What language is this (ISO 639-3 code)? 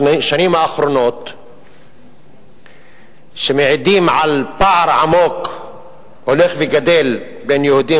heb